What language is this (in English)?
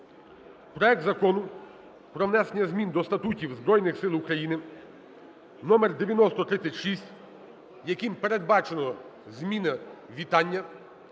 Ukrainian